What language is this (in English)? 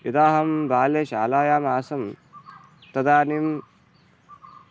Sanskrit